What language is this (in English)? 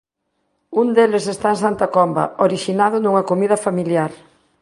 Galician